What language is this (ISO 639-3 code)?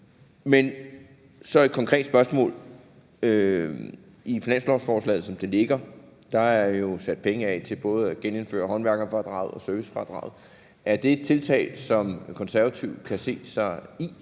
dan